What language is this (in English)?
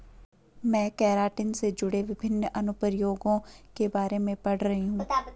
Hindi